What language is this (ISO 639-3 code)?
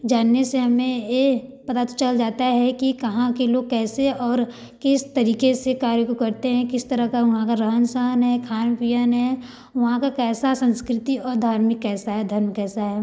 hin